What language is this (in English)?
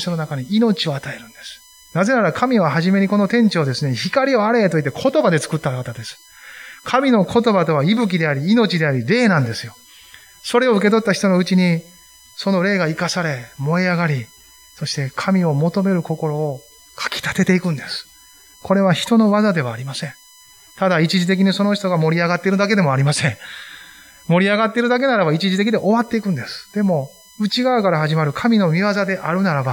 Japanese